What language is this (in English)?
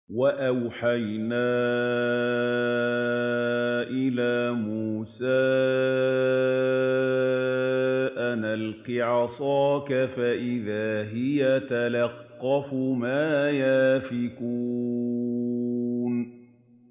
Arabic